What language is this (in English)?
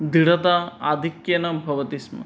Sanskrit